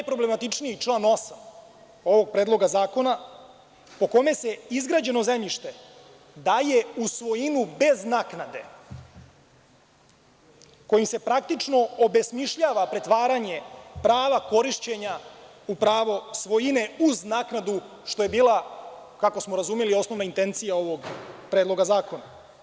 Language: Serbian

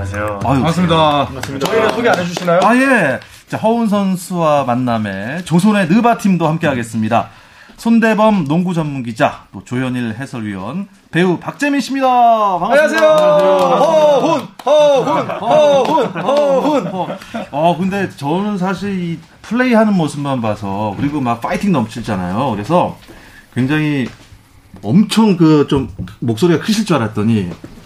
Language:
Korean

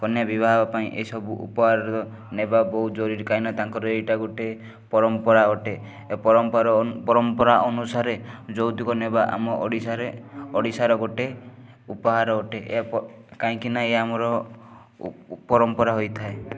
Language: Odia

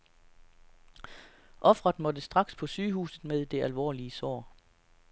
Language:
Danish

